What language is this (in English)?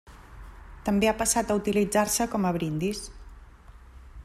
Catalan